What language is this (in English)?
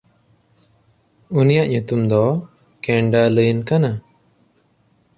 Santali